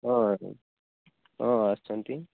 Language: Odia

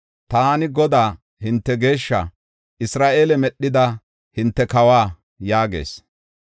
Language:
Gofa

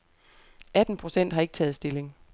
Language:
Danish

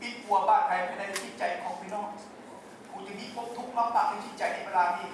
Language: Thai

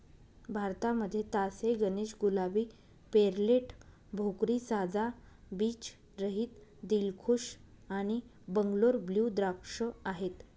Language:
Marathi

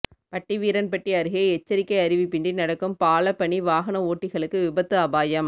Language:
Tamil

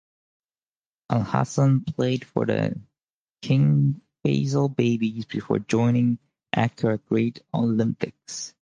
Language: English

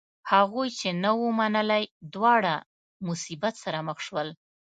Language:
Pashto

